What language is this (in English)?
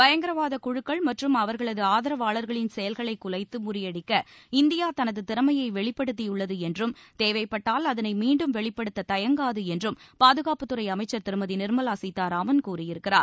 Tamil